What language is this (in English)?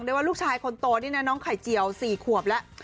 Thai